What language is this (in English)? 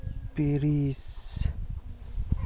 Santali